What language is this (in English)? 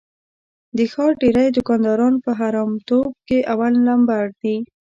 Pashto